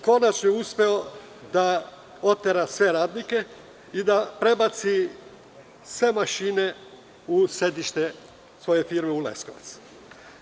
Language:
Serbian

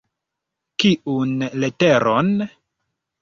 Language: Esperanto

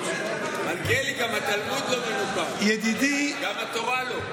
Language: Hebrew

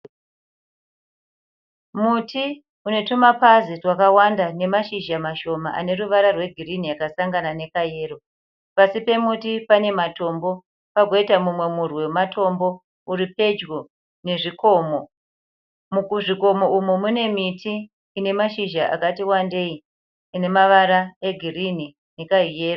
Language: Shona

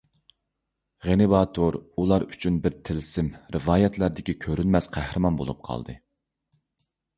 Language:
Uyghur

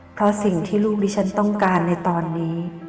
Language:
Thai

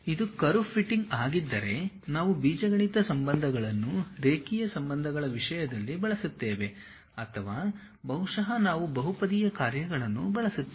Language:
Kannada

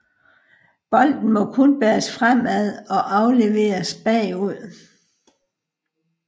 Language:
Danish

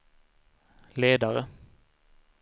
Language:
Swedish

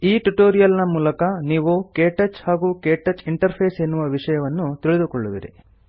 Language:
Kannada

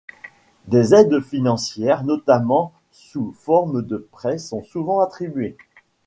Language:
French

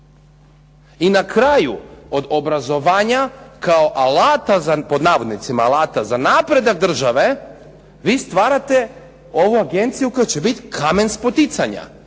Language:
Croatian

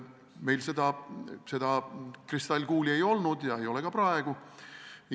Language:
Estonian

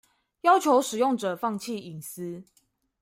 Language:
Chinese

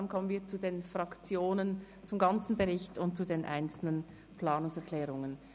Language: Swiss German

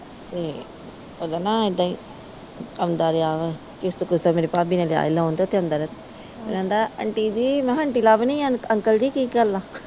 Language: Punjabi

